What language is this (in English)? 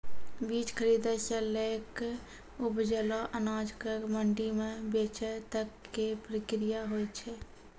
Maithili